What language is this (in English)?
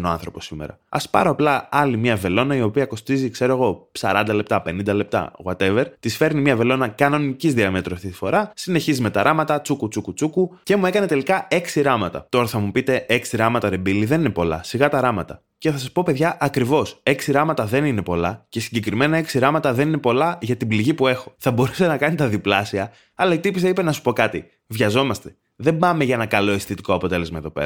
Greek